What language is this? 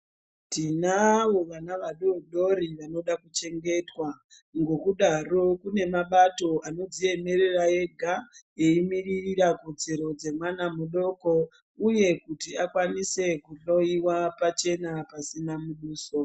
Ndau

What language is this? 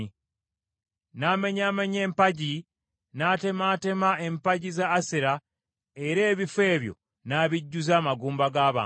Ganda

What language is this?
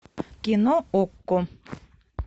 Russian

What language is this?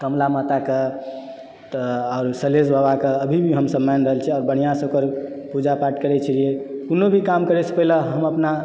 Maithili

